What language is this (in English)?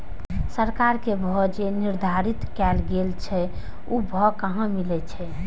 Maithili